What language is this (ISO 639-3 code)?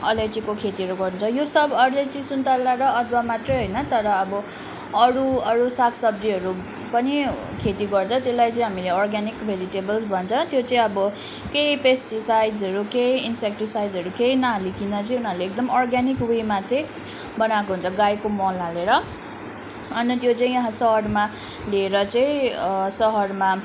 nep